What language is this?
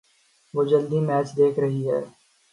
Urdu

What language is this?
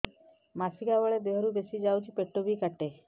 Odia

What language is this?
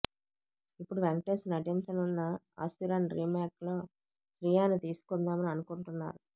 Telugu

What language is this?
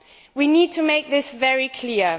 English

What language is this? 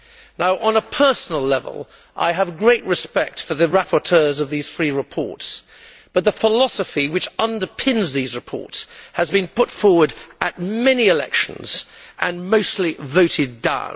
English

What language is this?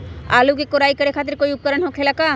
Magahi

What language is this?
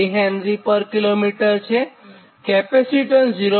Gujarati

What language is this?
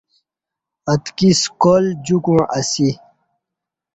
Kati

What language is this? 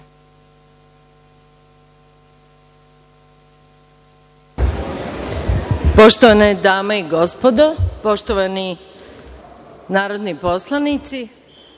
Serbian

